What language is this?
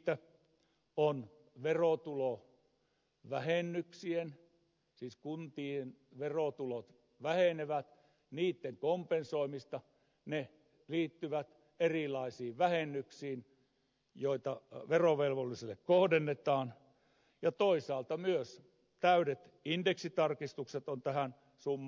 Finnish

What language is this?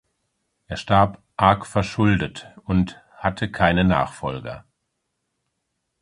German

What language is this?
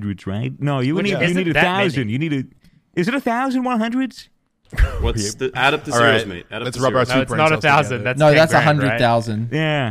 English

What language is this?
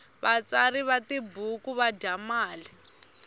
Tsonga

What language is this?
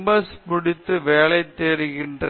Tamil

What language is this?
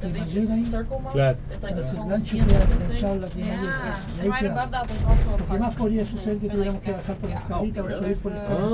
Spanish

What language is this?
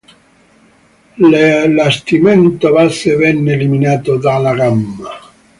Italian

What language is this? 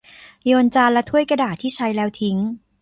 Thai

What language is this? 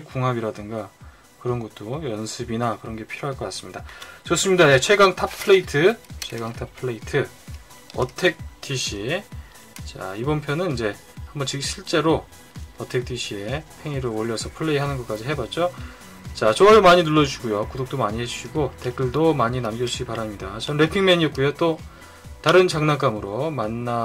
Korean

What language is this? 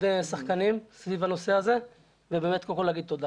Hebrew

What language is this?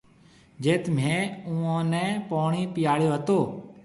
Marwari (Pakistan)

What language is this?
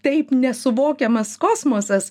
Lithuanian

